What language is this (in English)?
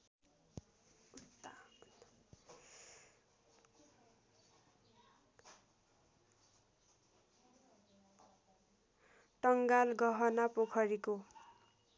Nepali